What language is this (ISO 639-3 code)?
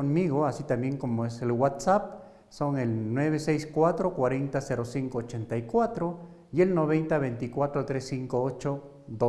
spa